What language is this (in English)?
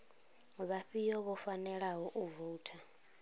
Venda